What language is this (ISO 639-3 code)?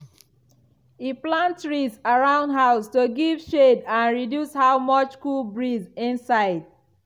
pcm